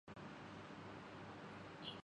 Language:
Urdu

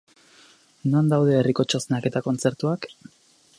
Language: Basque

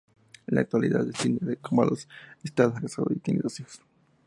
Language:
Spanish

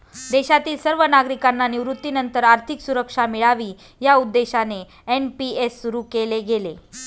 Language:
Marathi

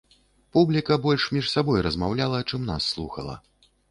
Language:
Belarusian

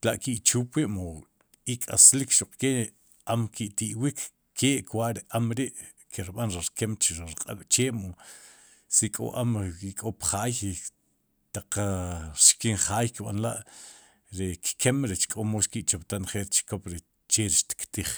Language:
Sipacapense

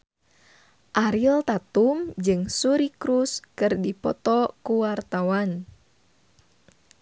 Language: Sundanese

